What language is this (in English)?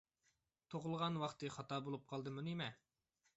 Uyghur